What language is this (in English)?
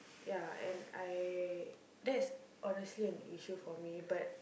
English